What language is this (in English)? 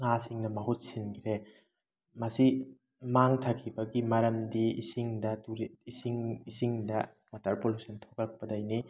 Manipuri